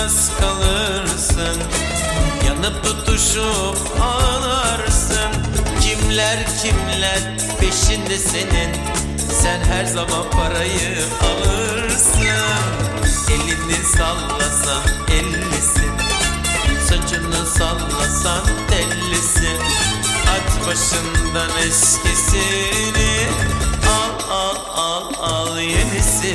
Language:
Turkish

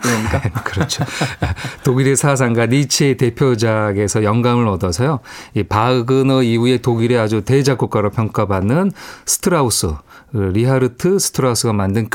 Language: Korean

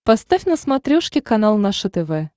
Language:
Russian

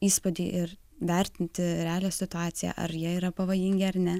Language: Lithuanian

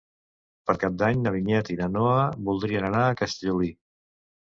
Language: Catalan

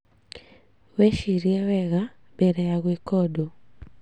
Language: Kikuyu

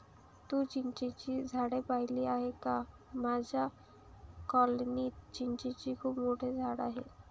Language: Marathi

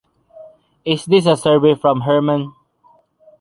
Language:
English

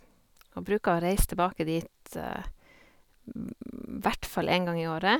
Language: Norwegian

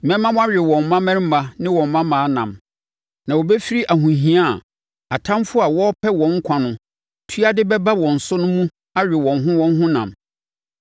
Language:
Akan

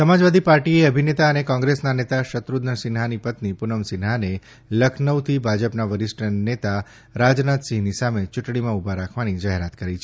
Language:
Gujarati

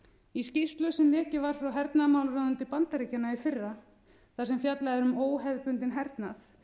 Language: Icelandic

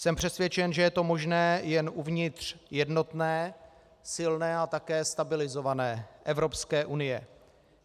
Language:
Czech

